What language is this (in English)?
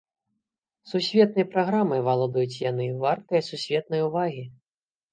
Belarusian